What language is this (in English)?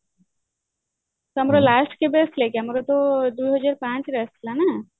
Odia